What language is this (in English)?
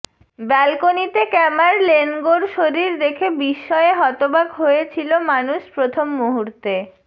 Bangla